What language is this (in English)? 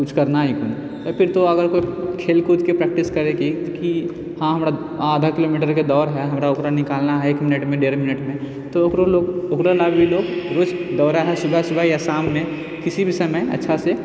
Maithili